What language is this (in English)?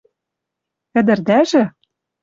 Western Mari